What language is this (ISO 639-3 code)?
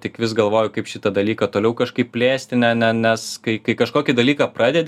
lit